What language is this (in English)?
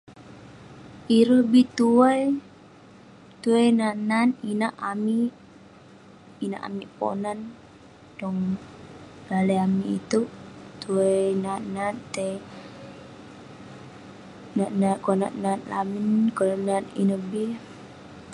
Western Penan